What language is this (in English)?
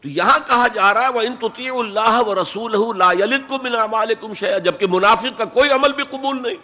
Urdu